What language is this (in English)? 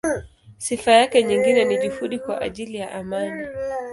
Swahili